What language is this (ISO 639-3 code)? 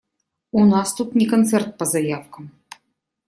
rus